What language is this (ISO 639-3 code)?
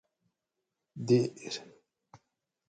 gwc